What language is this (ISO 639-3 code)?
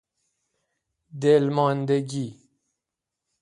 fas